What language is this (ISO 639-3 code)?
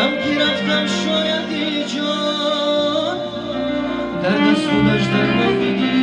rus